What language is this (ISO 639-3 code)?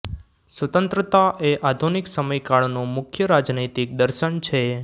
guj